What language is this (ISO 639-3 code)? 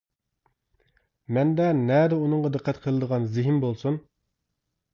uig